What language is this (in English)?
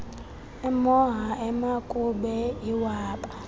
Xhosa